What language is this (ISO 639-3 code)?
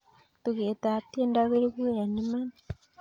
kln